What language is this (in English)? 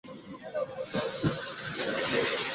Bangla